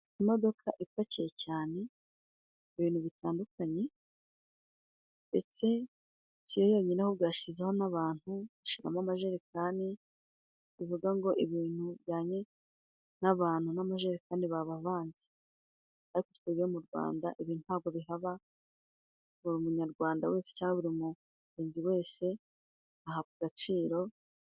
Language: Kinyarwanda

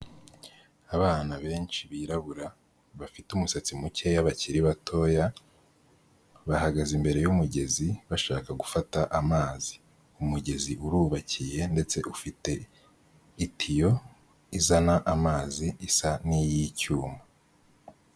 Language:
Kinyarwanda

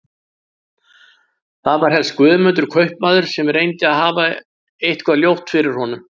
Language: Icelandic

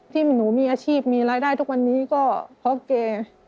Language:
Thai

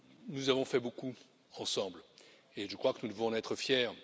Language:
French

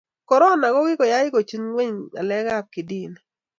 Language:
Kalenjin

